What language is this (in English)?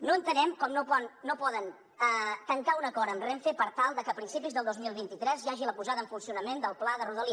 Catalan